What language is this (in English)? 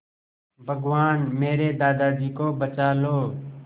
Hindi